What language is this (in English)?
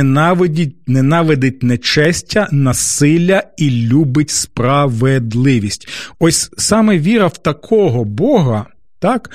Ukrainian